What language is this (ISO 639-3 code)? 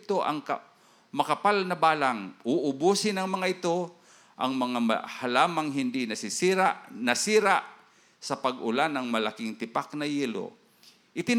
fil